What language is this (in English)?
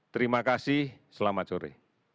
Indonesian